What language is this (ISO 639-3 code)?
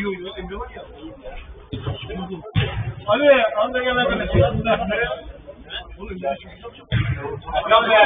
tur